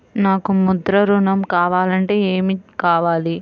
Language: Telugu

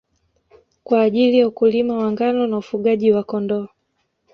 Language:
Swahili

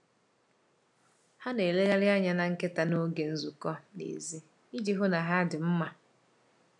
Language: Igbo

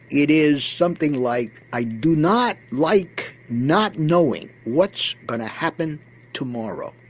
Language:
English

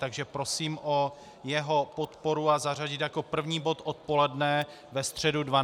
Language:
Czech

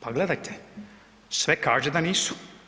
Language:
Croatian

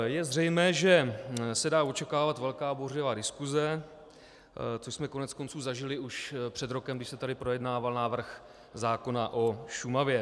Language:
Czech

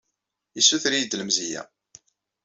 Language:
Kabyle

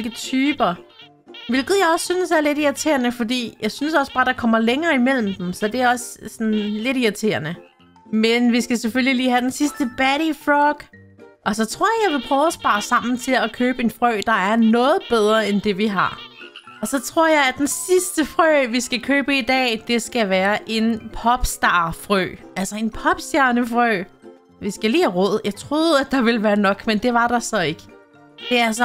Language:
Danish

